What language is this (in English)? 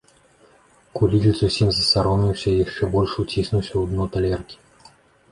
Belarusian